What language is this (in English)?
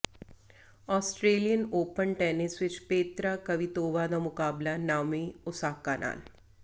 Punjabi